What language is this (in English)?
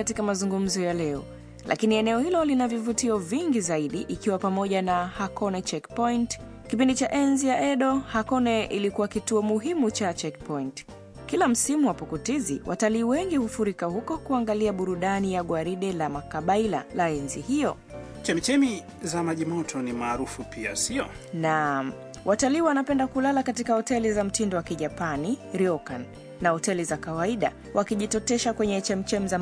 Swahili